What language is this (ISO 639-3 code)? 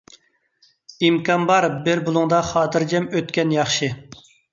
uig